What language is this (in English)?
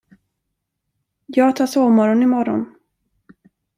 Swedish